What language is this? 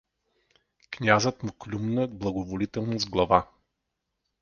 Bulgarian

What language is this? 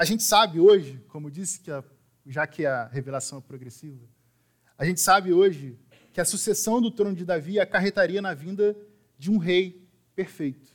Portuguese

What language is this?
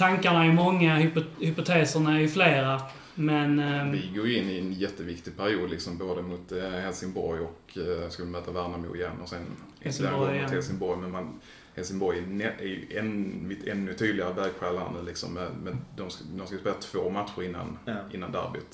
Swedish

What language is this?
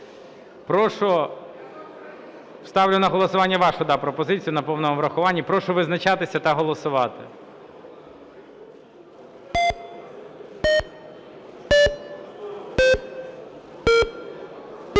Ukrainian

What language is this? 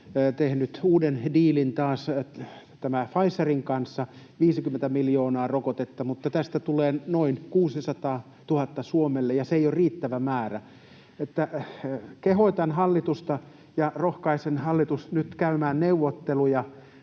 Finnish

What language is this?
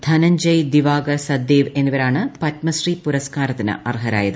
Malayalam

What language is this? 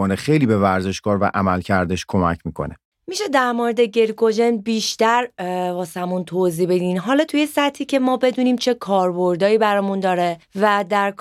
Persian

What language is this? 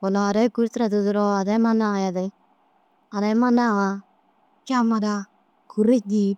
Dazaga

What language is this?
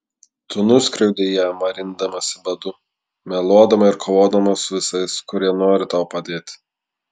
Lithuanian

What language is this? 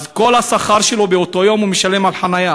Hebrew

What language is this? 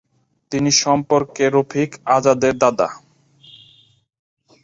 Bangla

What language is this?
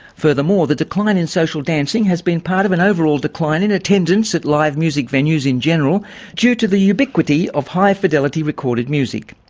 English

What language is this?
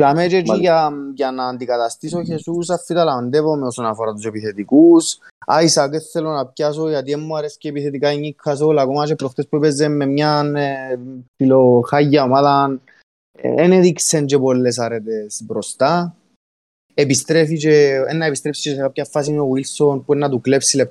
Greek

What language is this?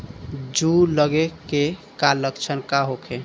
Bhojpuri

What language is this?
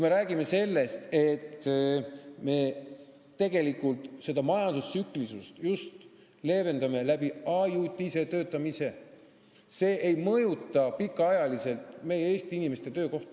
Estonian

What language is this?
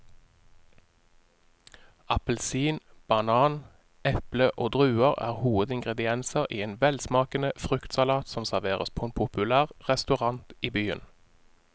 Norwegian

